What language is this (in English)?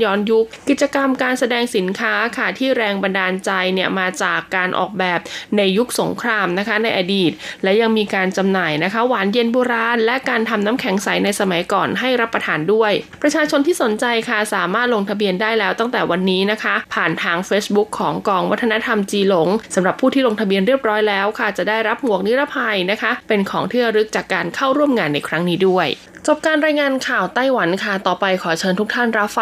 Thai